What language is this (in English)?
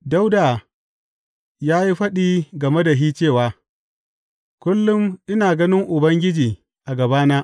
Hausa